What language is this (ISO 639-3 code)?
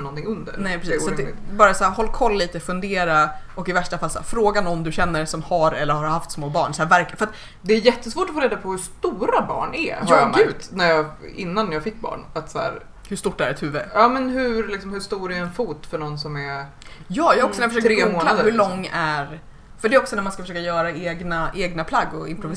swe